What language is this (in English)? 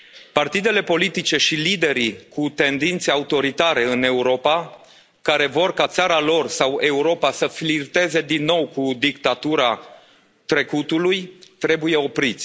Romanian